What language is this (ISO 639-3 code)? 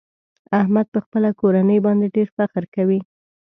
pus